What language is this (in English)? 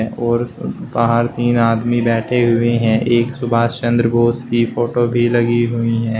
Hindi